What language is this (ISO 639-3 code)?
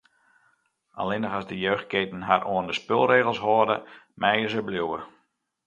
fry